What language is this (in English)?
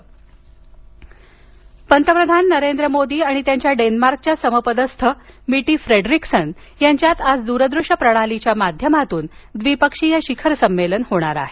Marathi